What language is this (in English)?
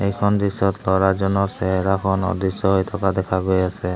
Assamese